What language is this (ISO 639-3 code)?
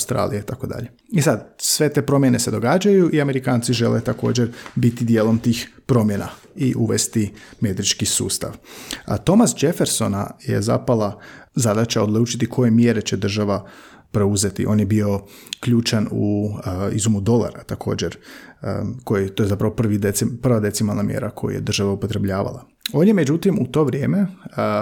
hrv